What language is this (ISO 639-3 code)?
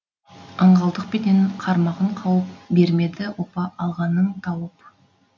kaz